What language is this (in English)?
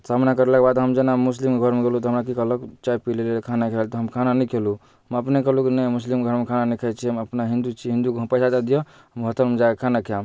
Maithili